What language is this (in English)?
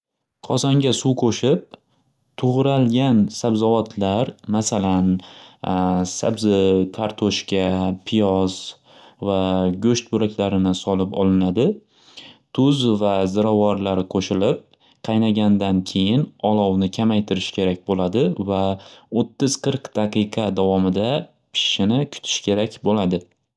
Uzbek